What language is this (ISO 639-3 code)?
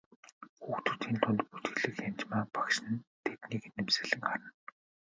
mon